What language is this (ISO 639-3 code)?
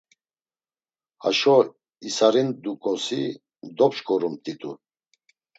lzz